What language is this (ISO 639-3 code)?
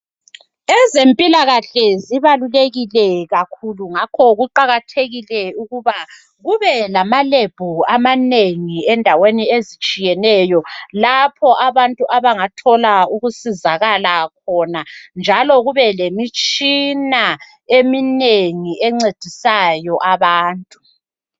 nde